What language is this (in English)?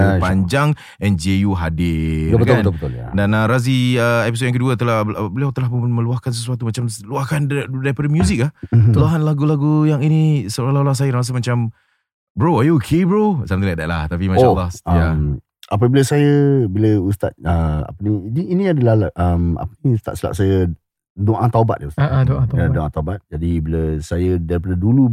Malay